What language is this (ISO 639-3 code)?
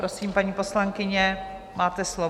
ces